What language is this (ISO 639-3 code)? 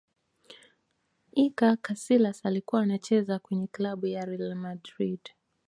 swa